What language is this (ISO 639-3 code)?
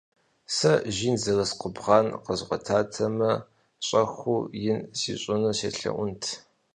kbd